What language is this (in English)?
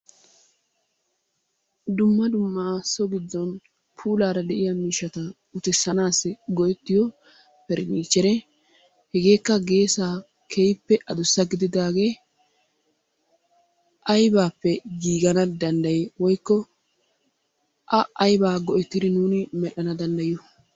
Wolaytta